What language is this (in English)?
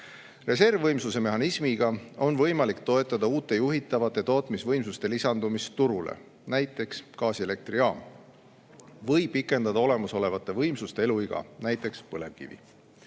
Estonian